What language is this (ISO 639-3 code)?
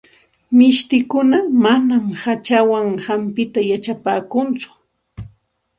qxt